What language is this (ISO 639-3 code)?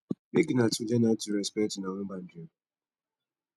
pcm